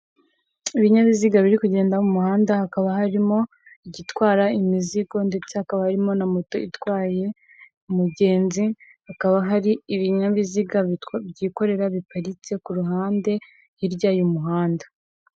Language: Kinyarwanda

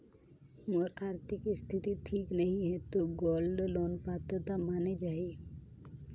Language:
Chhattisgarhi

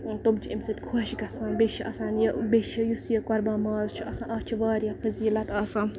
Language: Kashmiri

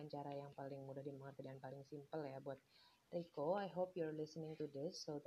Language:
Indonesian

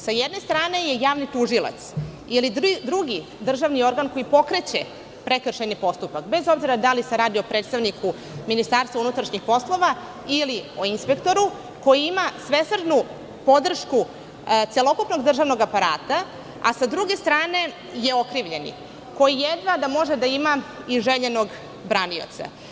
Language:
Serbian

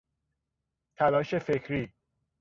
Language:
Persian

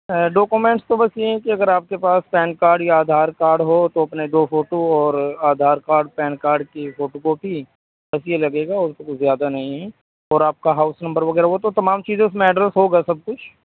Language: Urdu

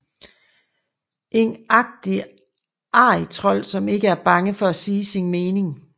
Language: Danish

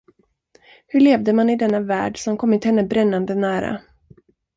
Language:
Swedish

